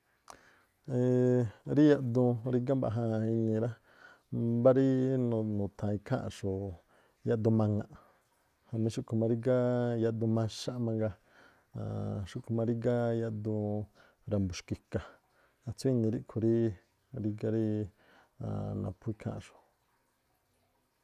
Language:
Tlacoapa Me'phaa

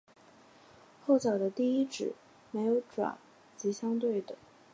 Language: Chinese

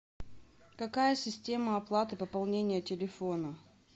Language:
Russian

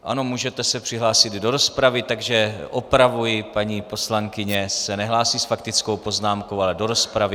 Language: Czech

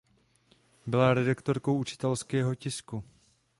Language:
Czech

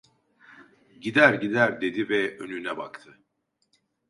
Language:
Turkish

